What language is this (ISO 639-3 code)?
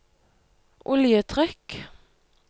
nor